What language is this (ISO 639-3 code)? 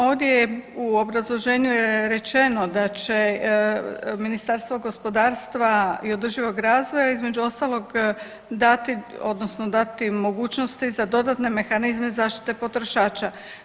hrv